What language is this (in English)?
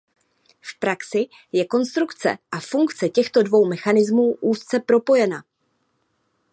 Czech